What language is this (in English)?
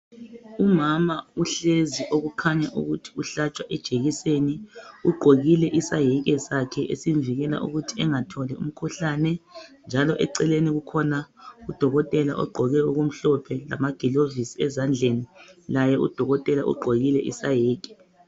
North Ndebele